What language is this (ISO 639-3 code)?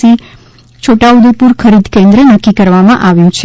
guj